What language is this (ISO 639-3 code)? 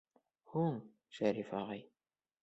bak